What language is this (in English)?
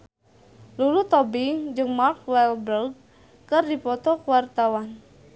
Sundanese